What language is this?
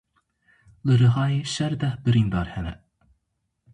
Kurdish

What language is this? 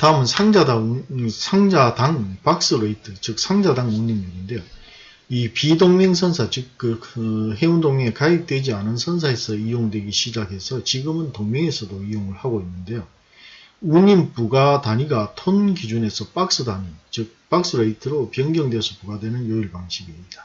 Korean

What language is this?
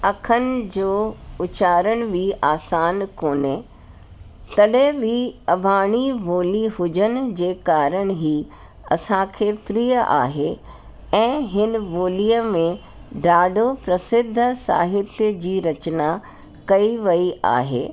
Sindhi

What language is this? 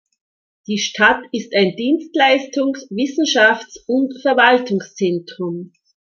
German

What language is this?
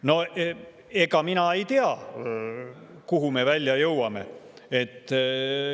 Estonian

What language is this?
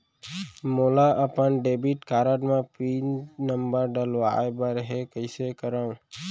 Chhattisgarhi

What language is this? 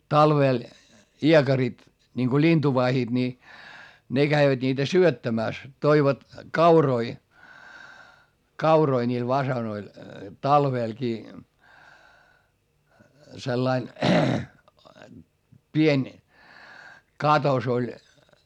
Finnish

